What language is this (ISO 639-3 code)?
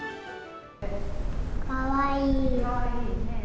jpn